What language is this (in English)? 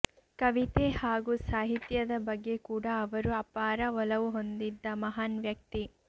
Kannada